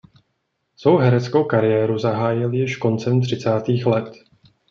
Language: Czech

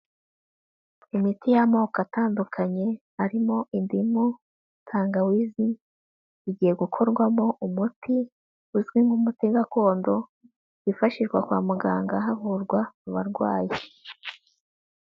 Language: Kinyarwanda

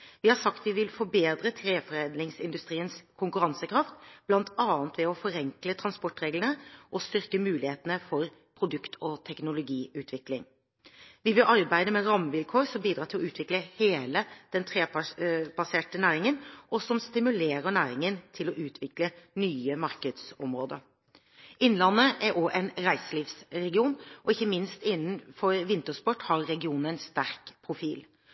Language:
Norwegian Bokmål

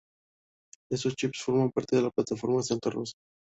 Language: Spanish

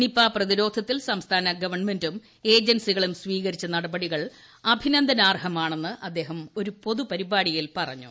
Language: Malayalam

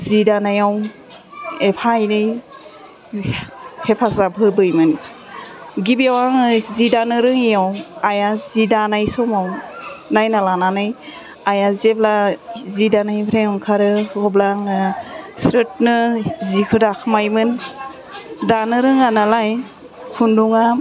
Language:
Bodo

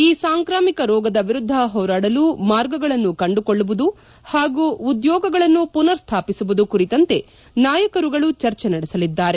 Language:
Kannada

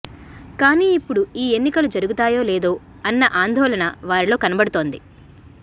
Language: Telugu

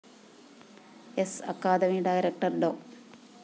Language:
Malayalam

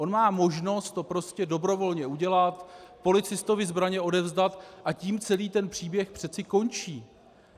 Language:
Czech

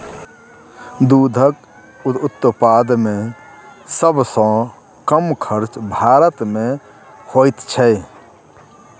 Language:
Maithili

